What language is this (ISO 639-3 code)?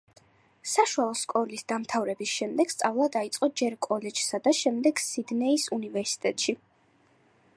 kat